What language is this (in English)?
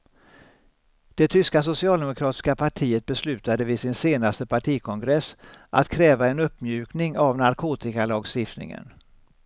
Swedish